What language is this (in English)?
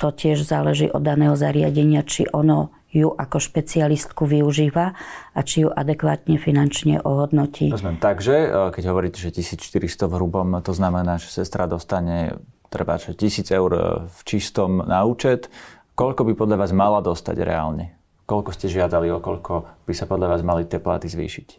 Slovak